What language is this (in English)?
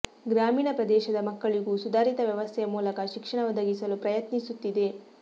Kannada